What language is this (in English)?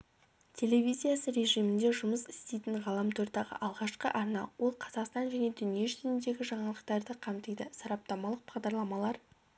Kazakh